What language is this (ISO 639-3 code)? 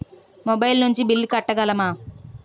tel